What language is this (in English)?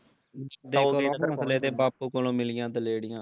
Punjabi